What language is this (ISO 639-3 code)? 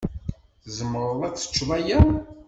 kab